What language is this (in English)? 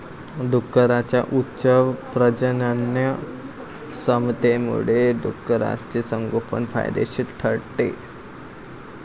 Marathi